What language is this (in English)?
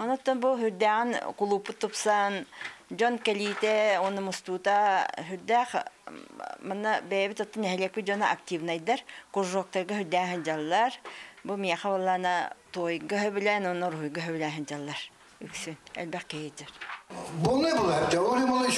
Turkish